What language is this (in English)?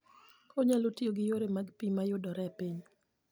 Luo (Kenya and Tanzania)